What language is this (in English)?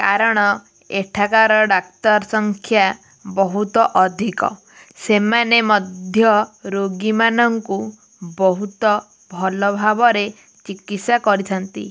Odia